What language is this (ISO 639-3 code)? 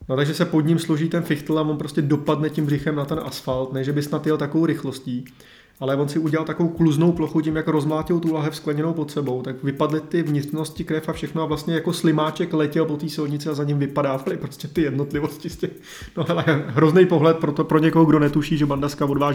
ces